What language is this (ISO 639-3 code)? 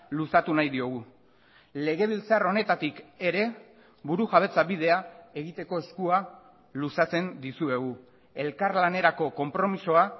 eus